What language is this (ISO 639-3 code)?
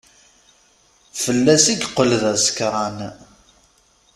kab